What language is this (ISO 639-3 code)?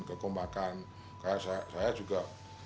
ind